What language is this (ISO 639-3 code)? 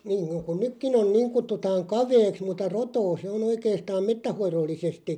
fin